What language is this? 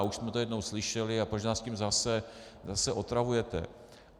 Czech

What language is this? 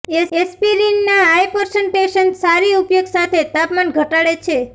Gujarati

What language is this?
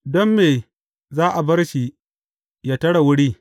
Hausa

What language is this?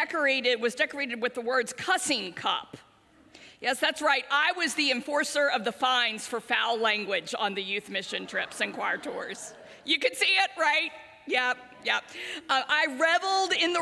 English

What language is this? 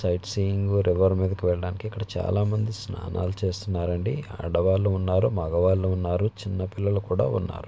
Telugu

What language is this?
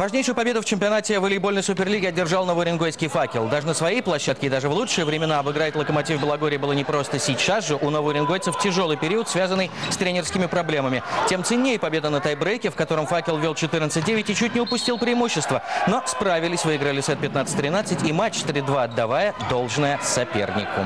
Russian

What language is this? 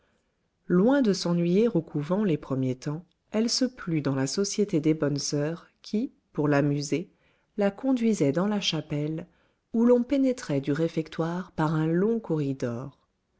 French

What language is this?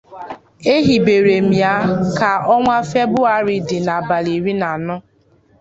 Igbo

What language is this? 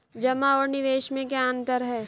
Hindi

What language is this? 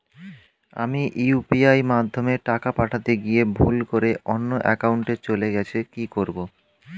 Bangla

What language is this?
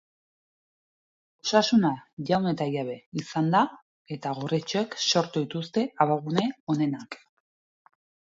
Basque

